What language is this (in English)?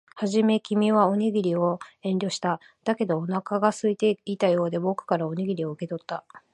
Japanese